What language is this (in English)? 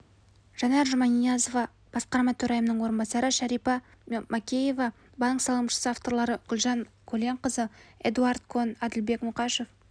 Kazakh